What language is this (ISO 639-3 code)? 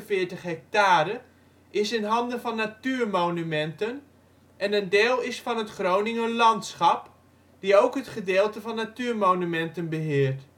nld